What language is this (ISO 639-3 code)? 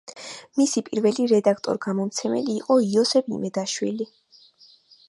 kat